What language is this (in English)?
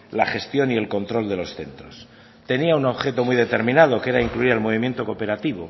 Spanish